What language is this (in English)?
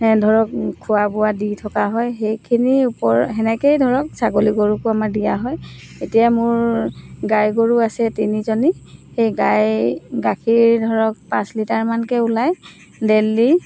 Assamese